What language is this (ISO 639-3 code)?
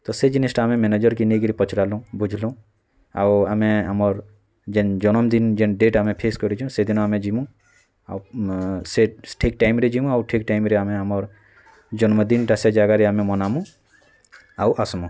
ori